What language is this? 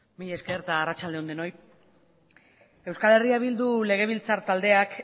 Basque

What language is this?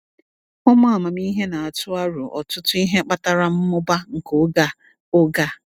Igbo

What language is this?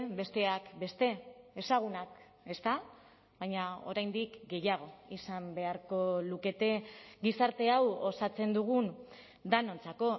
Basque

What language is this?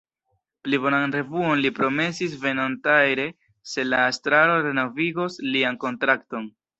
Esperanto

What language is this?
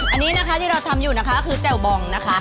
Thai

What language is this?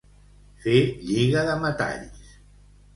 Catalan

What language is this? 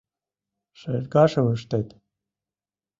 Mari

